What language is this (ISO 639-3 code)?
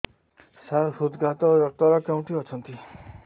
ori